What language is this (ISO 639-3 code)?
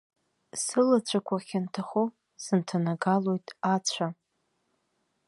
abk